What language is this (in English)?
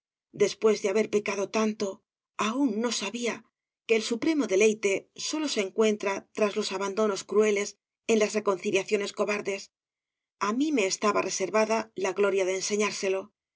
Spanish